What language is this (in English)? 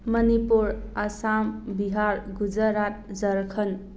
Manipuri